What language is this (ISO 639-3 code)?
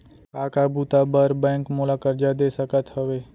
hne